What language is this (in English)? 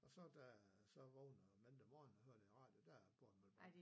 Danish